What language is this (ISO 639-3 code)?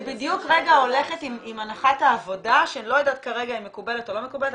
heb